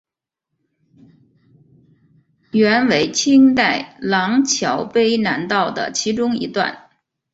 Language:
Chinese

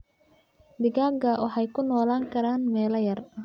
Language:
Somali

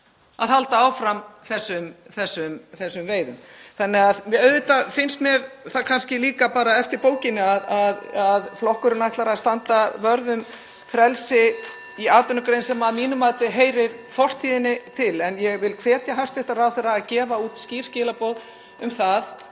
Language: Icelandic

